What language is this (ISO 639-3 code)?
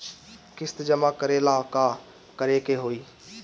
bho